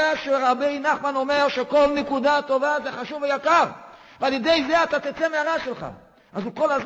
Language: Hebrew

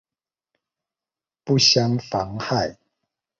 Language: Chinese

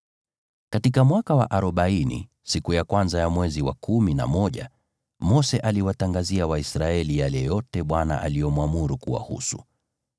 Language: Swahili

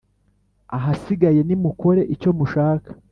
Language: Kinyarwanda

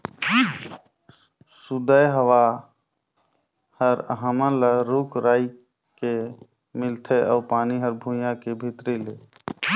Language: Chhattisgarhi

